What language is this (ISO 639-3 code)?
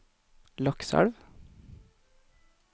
nor